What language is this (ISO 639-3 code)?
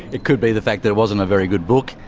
eng